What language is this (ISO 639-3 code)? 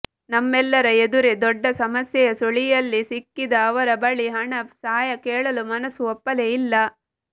kan